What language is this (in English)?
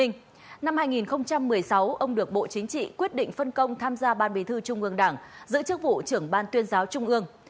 Vietnamese